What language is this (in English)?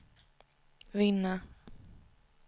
Swedish